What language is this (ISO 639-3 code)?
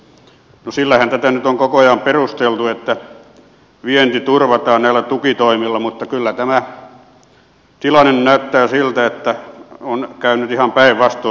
fin